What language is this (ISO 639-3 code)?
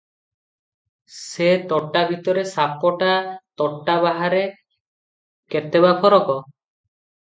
ori